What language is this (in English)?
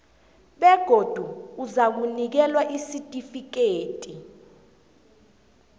South Ndebele